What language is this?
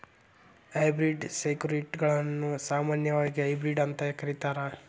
Kannada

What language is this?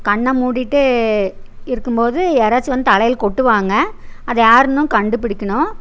Tamil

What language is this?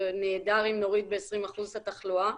Hebrew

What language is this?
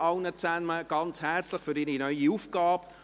Swiss German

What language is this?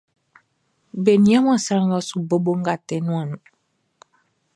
Baoulé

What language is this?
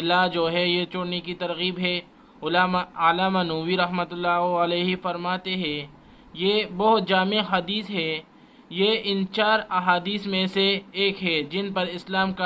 Urdu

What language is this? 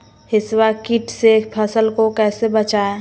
Magahi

